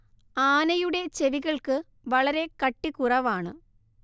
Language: Malayalam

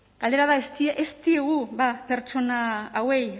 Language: Basque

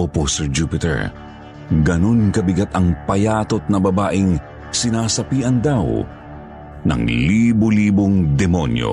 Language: Filipino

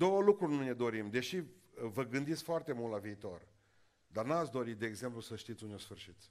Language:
Romanian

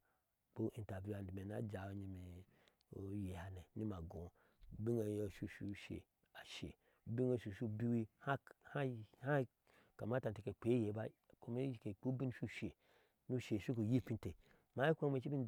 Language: Ashe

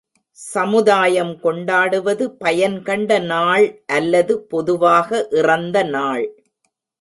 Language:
Tamil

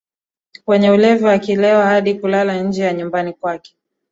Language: Swahili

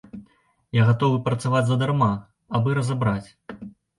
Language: Belarusian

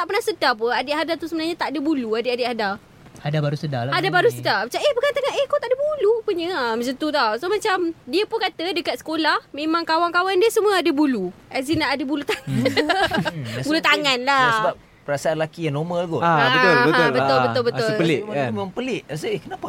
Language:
Malay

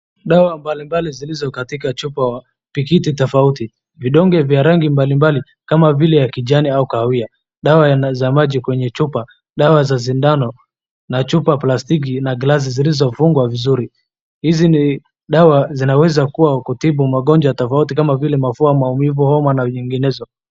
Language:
Swahili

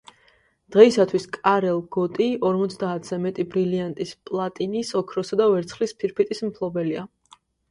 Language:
Georgian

